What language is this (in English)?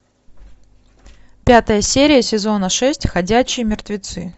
Russian